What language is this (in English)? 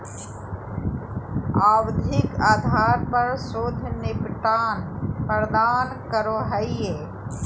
Magahi